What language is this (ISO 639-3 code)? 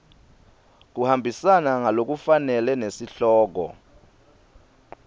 ssw